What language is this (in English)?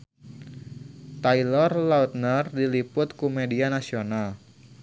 Sundanese